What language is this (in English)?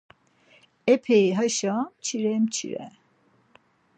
Laz